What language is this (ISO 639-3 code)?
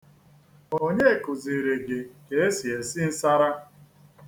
ibo